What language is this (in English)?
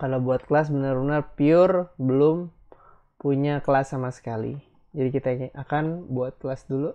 Indonesian